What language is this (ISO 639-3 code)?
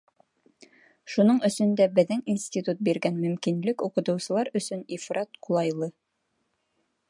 bak